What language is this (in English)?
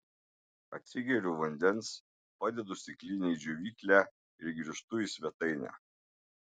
Lithuanian